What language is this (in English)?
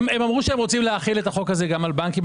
Hebrew